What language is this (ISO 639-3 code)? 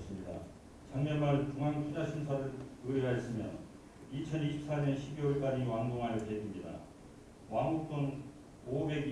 kor